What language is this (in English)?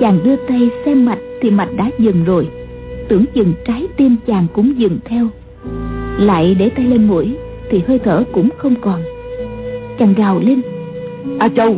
Vietnamese